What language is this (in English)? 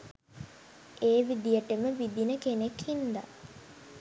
Sinhala